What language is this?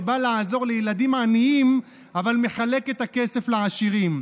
Hebrew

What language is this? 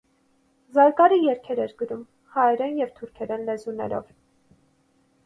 Armenian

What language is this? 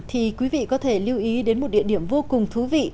Vietnamese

